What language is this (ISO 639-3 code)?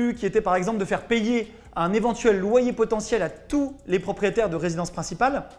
fra